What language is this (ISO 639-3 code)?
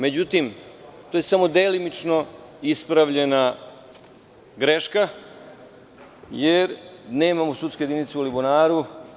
srp